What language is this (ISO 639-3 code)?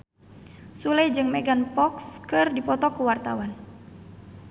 sun